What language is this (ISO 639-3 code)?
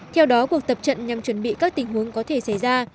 vie